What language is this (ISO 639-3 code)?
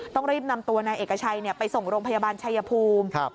tha